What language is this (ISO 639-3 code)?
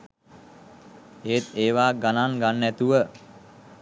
sin